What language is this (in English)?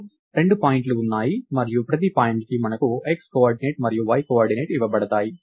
Telugu